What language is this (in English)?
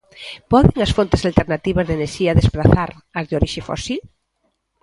Galician